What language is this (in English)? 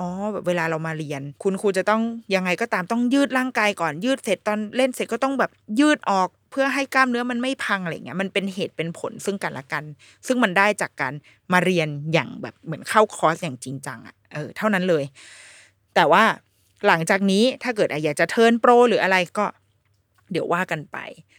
Thai